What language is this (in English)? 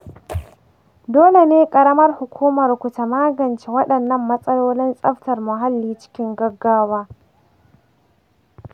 Hausa